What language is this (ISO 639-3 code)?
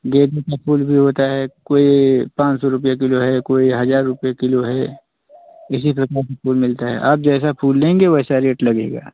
hin